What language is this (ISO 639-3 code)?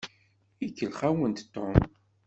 kab